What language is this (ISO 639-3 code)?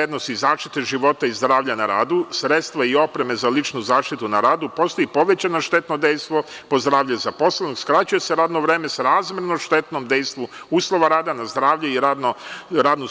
srp